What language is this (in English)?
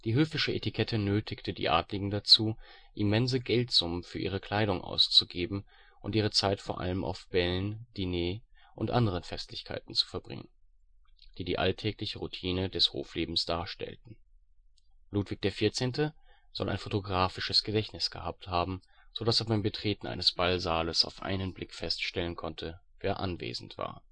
German